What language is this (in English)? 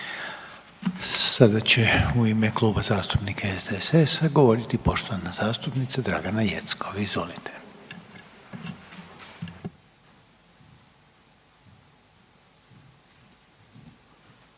Croatian